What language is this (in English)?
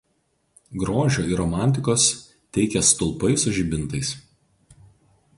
Lithuanian